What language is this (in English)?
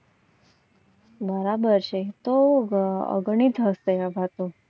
Gujarati